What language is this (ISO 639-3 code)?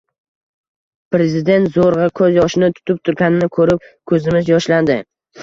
uzb